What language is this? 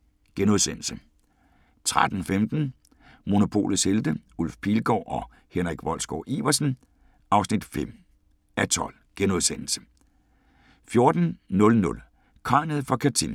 Danish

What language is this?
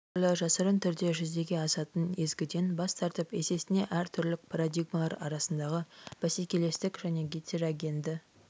Kazakh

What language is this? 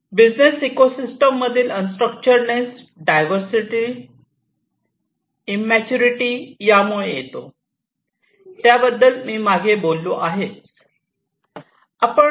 Marathi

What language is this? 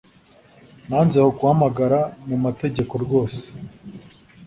Kinyarwanda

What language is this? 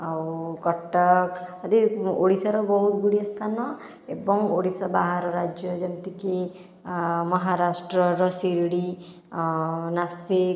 Odia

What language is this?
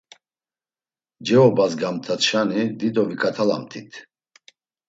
Laz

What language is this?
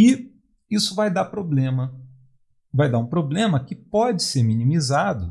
Portuguese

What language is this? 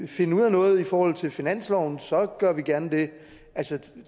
Danish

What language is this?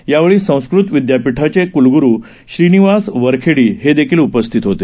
Marathi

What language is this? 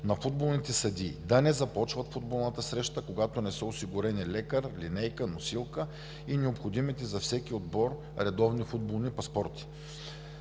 Bulgarian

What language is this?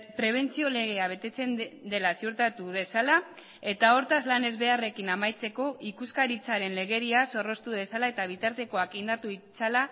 Basque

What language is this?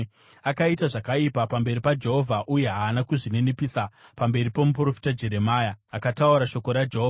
Shona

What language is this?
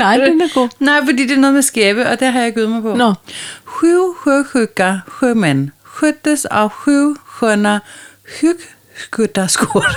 Danish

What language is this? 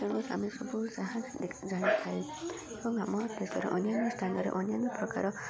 Odia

